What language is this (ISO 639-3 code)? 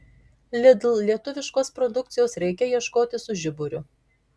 lit